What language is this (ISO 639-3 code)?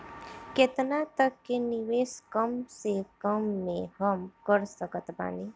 bho